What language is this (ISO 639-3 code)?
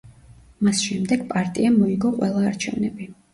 kat